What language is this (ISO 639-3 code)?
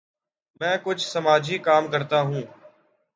urd